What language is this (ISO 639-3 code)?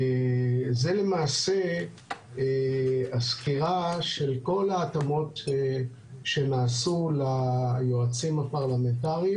heb